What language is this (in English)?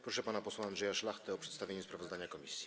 Polish